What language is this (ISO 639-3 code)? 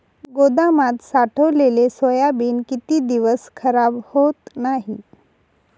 mar